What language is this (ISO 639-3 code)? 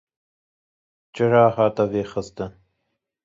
kur